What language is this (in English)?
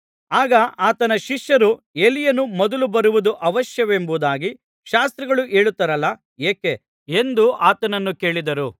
Kannada